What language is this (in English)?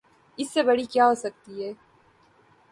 Urdu